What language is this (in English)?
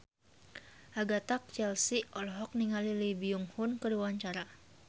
Sundanese